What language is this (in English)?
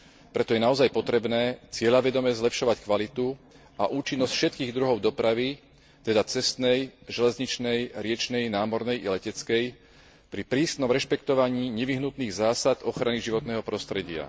Slovak